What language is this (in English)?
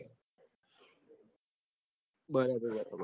Gujarati